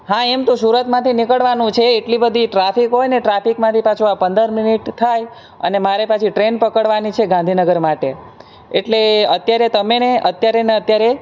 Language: Gujarati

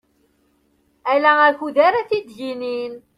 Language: Kabyle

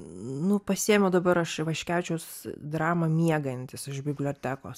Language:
Lithuanian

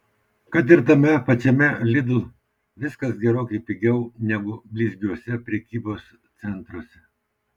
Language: Lithuanian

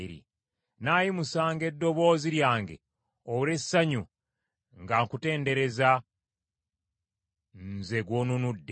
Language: Ganda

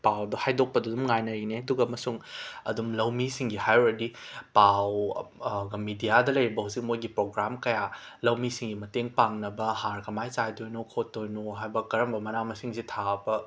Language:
Manipuri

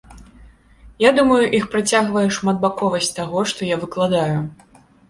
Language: Belarusian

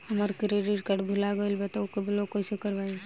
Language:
Bhojpuri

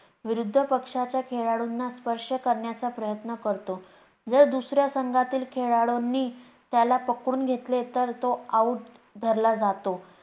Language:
Marathi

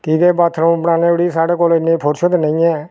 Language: Dogri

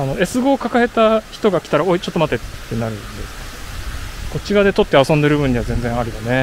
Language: Japanese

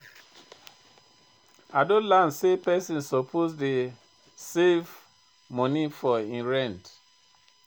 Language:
Nigerian Pidgin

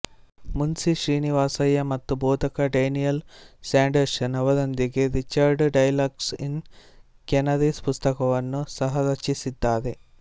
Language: Kannada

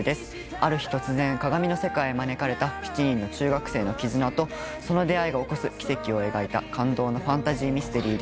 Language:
Japanese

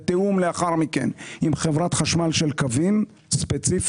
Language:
Hebrew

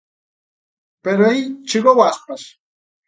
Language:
Galician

